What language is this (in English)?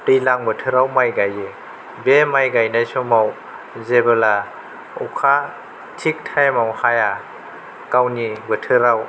Bodo